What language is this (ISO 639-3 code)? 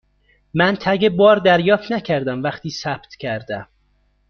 fas